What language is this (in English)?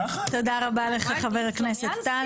Hebrew